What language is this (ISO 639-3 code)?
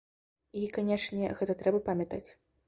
bel